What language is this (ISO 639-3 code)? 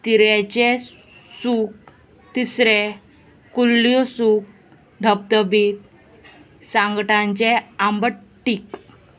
kok